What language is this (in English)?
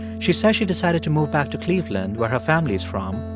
English